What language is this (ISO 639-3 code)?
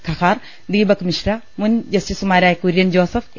mal